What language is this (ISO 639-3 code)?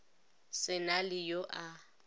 nso